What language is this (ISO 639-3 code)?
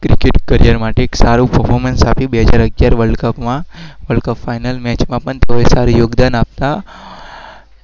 guj